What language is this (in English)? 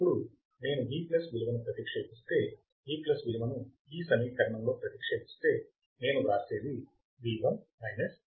Telugu